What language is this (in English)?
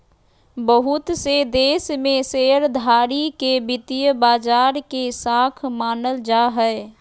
Magahi